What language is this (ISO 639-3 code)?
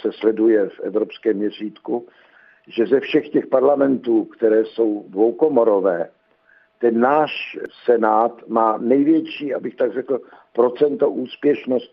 ces